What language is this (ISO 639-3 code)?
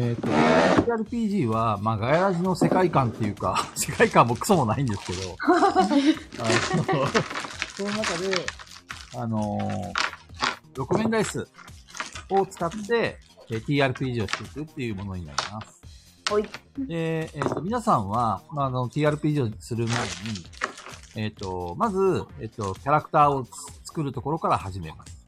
jpn